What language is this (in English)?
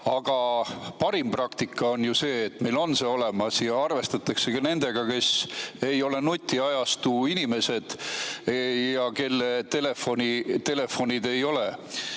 Estonian